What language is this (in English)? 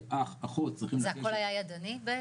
Hebrew